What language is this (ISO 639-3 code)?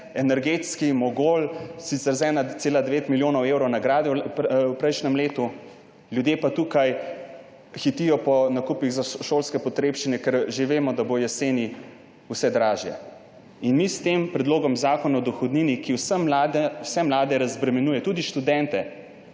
slv